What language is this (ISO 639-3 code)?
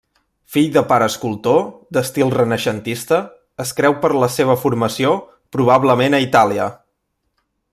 cat